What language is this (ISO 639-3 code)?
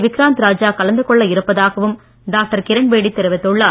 tam